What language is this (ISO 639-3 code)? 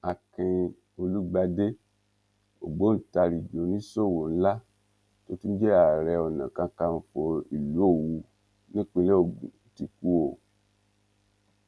yor